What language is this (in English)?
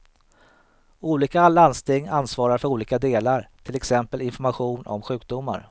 Swedish